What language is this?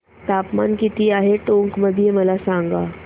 Marathi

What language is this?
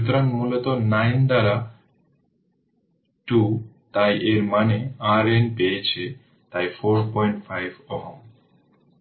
Bangla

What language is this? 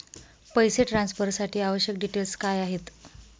Marathi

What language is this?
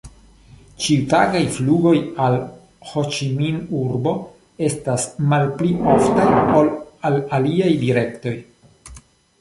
Esperanto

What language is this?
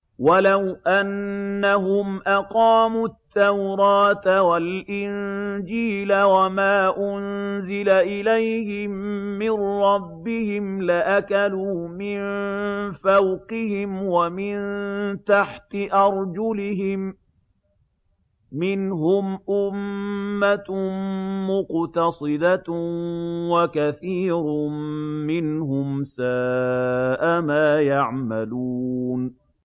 Arabic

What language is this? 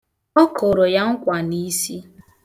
Igbo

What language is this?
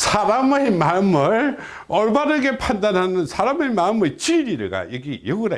Korean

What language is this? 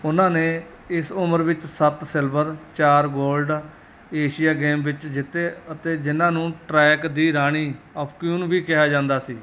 Punjabi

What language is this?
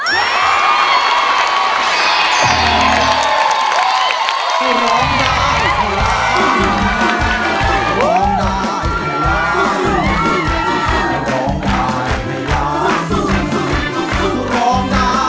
Thai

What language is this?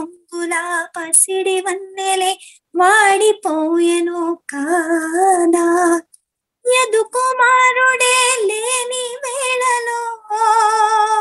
Telugu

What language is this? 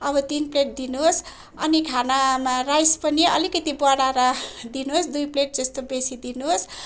Nepali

